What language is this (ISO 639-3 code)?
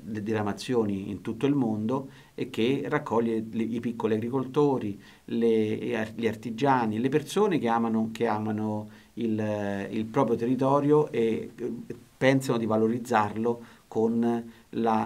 ita